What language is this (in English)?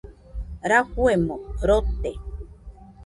Nüpode Huitoto